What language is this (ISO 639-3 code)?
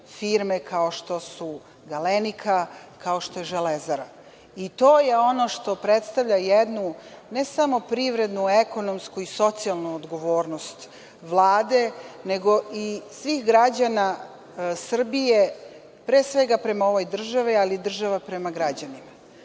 srp